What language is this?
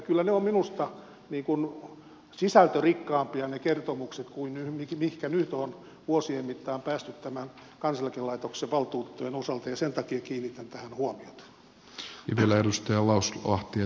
Finnish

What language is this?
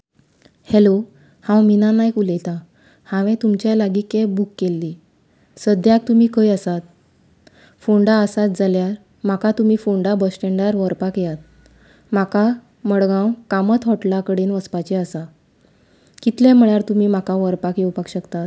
Konkani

